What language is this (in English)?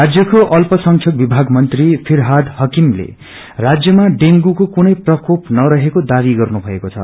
Nepali